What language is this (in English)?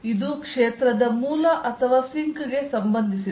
Kannada